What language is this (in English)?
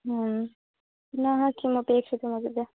Sanskrit